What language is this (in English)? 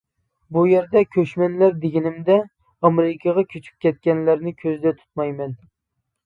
Uyghur